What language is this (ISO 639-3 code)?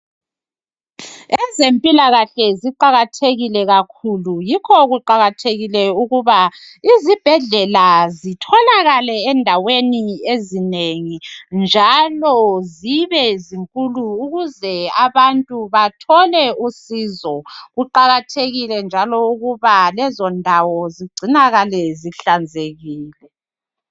nde